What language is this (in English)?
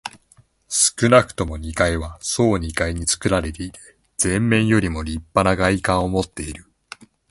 Japanese